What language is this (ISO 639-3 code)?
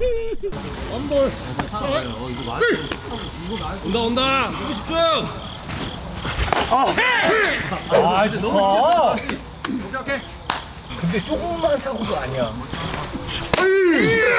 kor